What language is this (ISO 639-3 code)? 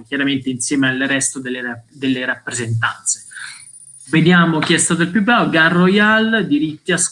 ita